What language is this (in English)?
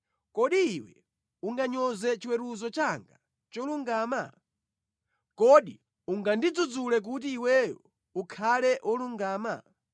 Nyanja